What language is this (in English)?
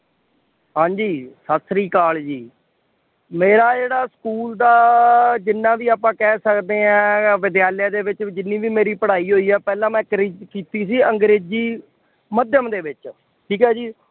Punjabi